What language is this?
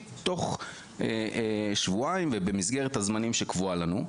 Hebrew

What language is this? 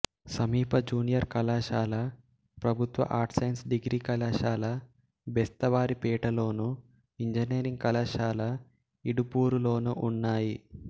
Telugu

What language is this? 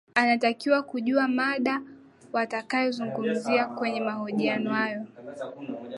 Swahili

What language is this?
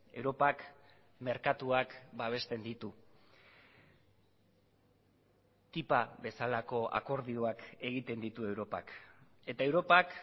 Basque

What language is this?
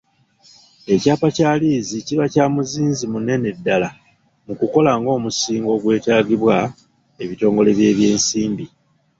Ganda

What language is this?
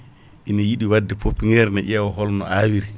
Fula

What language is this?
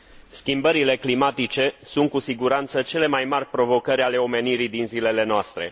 Romanian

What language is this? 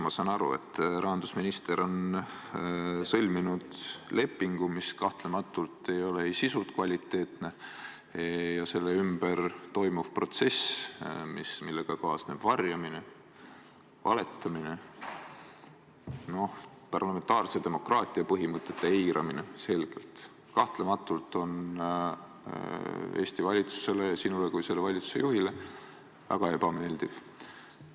Estonian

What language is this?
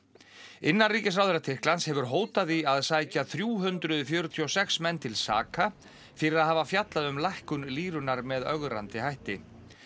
Icelandic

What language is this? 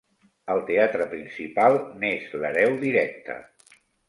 Catalan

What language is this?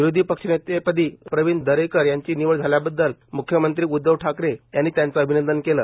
Marathi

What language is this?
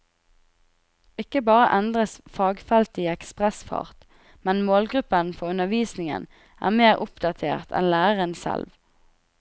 Norwegian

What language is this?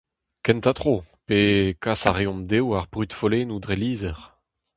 Breton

